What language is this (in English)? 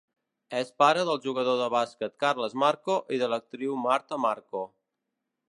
Catalan